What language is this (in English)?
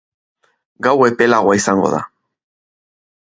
Basque